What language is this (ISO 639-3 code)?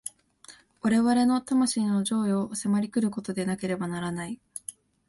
jpn